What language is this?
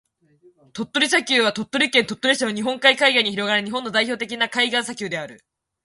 Japanese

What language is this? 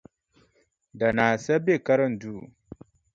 Dagbani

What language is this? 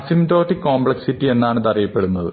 Malayalam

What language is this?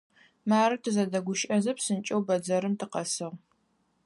Adyghe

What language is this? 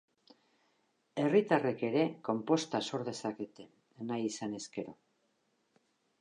Basque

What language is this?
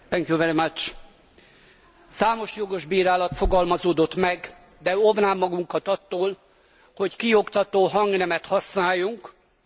Hungarian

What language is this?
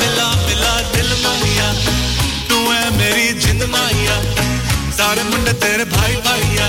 Urdu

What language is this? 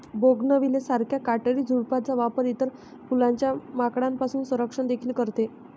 Marathi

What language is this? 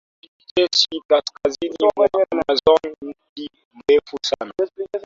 Swahili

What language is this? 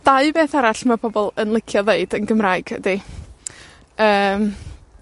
Welsh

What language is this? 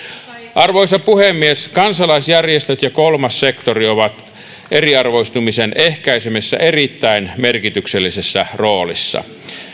Finnish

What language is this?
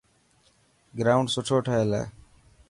Dhatki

